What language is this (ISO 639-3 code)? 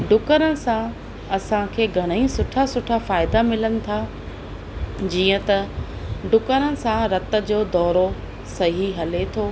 snd